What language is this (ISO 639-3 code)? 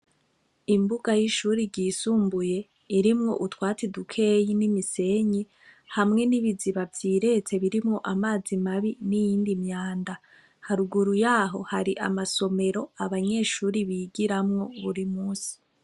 run